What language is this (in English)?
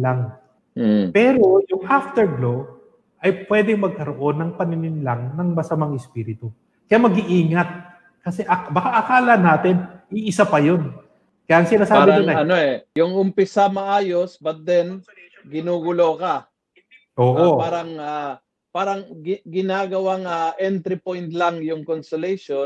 Filipino